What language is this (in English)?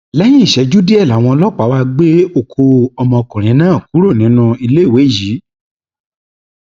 Yoruba